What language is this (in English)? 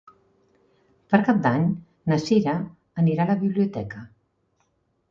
Catalan